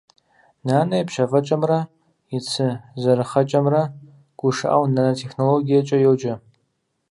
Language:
Kabardian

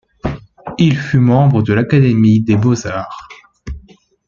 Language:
French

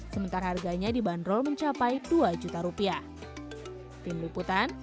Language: Indonesian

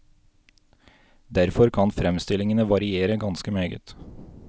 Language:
Norwegian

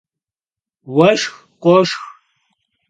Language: Kabardian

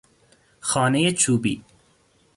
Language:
Persian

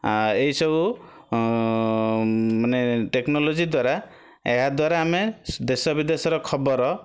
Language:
Odia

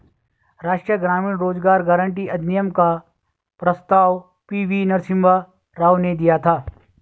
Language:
Hindi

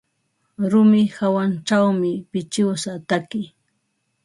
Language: Ambo-Pasco Quechua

